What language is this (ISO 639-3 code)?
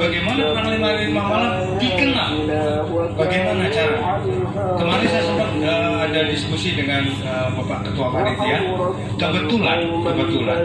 ind